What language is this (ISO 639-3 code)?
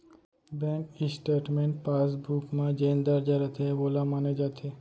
hne